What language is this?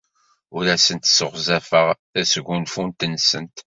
Kabyle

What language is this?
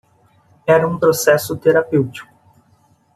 Portuguese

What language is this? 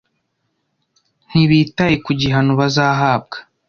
Kinyarwanda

